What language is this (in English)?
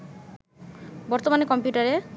Bangla